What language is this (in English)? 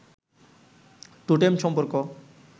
Bangla